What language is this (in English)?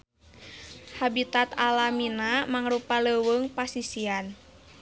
Sundanese